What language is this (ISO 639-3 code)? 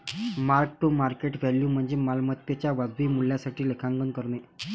mar